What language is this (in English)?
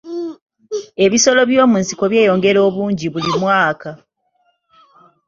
Ganda